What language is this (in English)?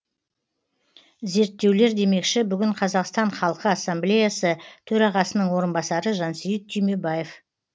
Kazakh